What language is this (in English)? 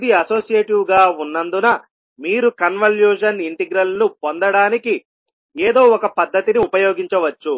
Telugu